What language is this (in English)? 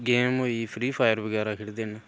Dogri